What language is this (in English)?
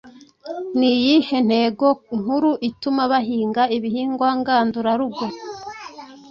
Kinyarwanda